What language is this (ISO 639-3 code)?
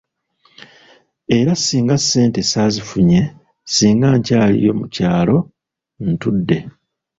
lug